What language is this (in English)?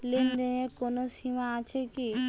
Bangla